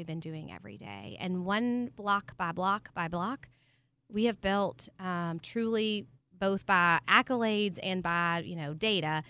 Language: English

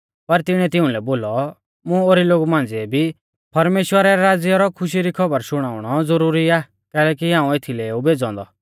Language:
Mahasu Pahari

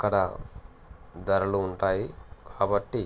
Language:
Telugu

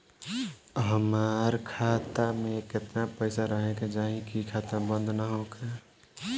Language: Bhojpuri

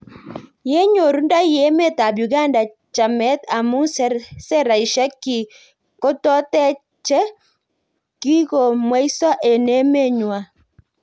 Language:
Kalenjin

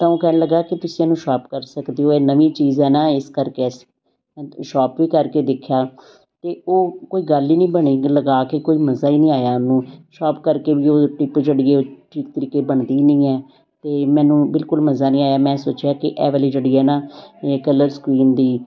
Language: Punjabi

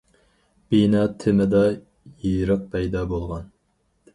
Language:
Uyghur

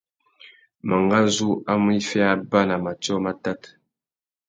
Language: Tuki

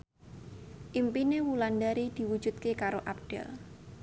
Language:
Javanese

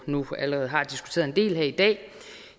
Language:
Danish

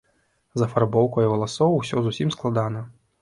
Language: Belarusian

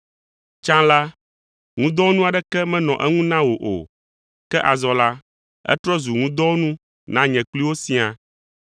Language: Ewe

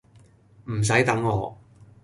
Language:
Cantonese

